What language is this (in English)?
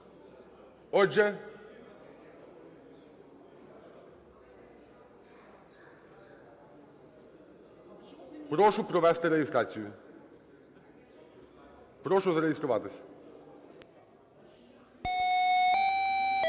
Ukrainian